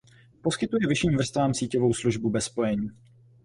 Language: Czech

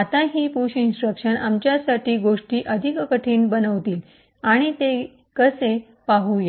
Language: Marathi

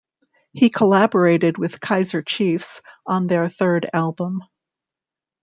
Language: English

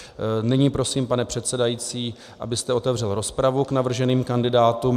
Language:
Czech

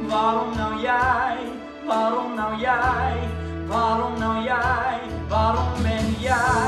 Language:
Dutch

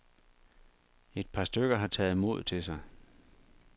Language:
Danish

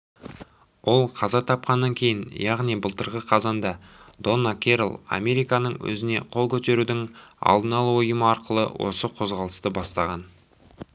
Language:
Kazakh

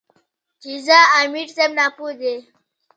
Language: Pashto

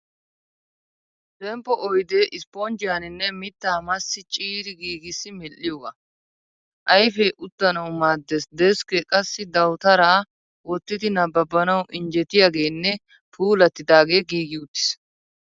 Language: Wolaytta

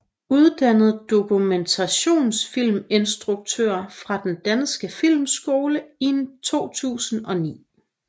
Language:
Danish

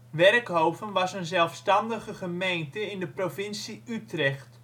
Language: Dutch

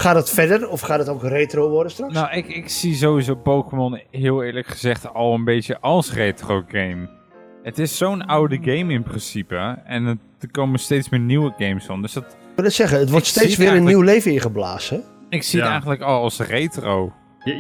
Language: Dutch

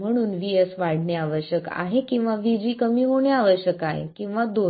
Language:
Marathi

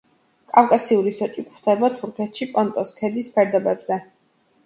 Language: Georgian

